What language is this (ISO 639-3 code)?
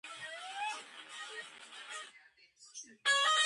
kat